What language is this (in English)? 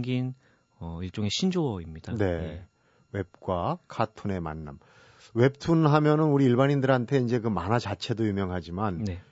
Korean